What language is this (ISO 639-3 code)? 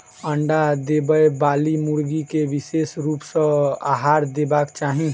mai